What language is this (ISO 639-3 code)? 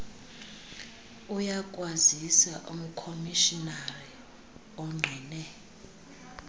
xho